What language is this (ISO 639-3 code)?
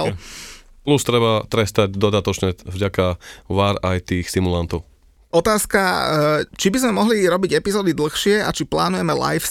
slk